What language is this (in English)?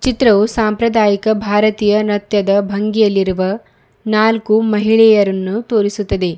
Kannada